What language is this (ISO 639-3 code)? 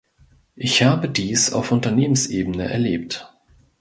deu